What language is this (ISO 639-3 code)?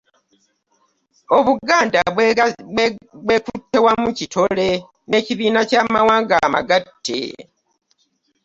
lug